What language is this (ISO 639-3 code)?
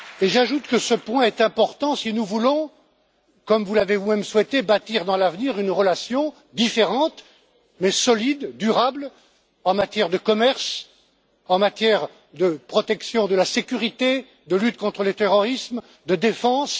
fra